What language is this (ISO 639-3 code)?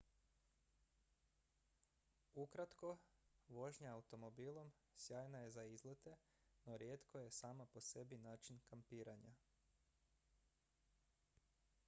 hrv